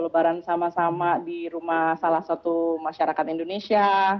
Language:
Indonesian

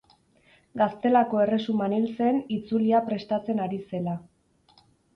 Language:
Basque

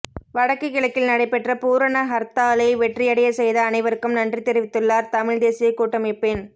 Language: Tamil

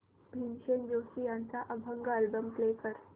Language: Marathi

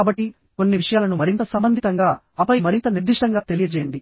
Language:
Telugu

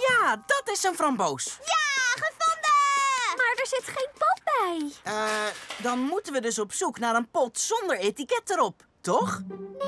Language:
Dutch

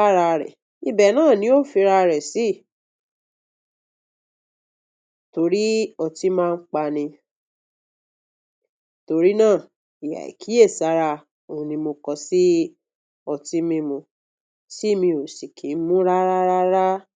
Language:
Yoruba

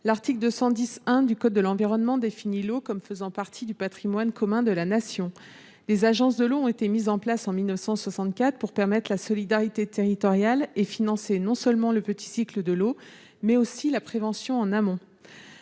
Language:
French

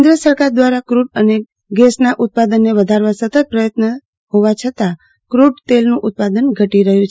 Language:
Gujarati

